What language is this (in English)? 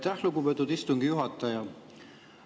Estonian